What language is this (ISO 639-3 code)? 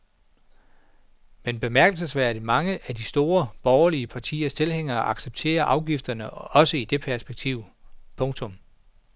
dan